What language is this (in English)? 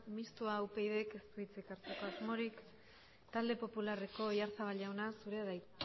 Basque